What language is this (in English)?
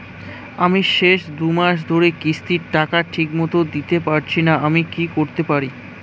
Bangla